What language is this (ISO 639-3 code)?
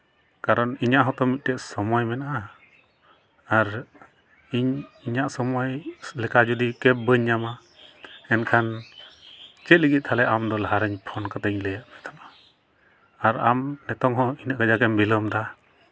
sat